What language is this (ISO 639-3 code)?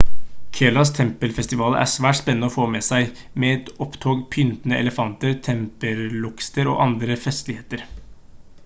nob